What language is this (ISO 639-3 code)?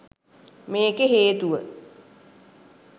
sin